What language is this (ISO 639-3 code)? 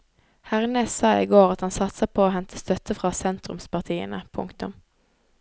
nor